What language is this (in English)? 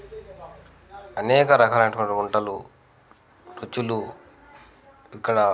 Telugu